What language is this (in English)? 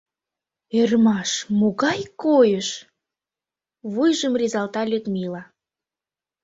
Mari